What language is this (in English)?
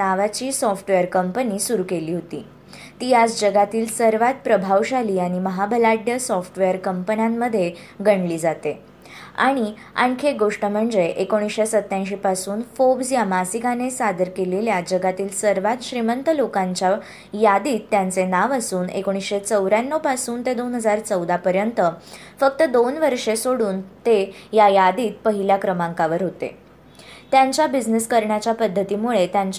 Marathi